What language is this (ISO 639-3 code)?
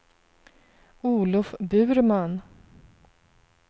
swe